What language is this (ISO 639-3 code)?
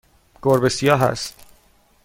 fas